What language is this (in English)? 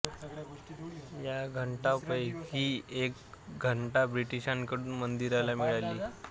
Marathi